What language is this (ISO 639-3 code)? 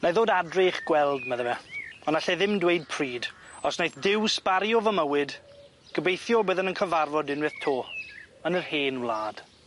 cym